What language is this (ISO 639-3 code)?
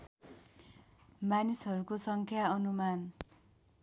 nep